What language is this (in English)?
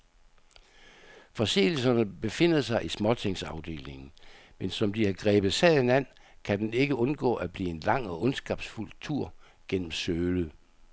Danish